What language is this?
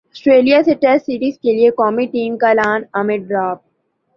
Urdu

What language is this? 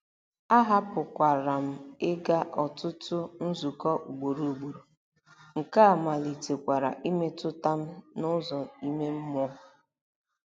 Igbo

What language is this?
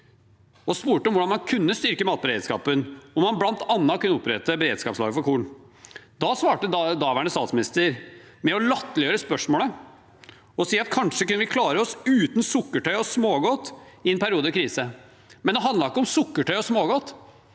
Norwegian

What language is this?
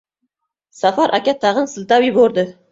Uzbek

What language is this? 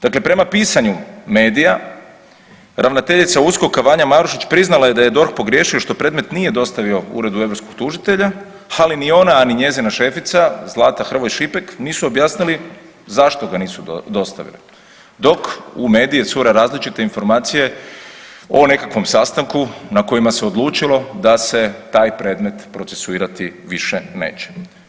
Croatian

